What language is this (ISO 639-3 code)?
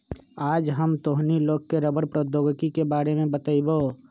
mag